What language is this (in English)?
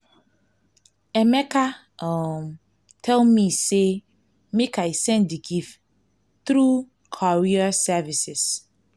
Nigerian Pidgin